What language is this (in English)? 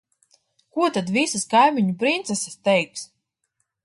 Latvian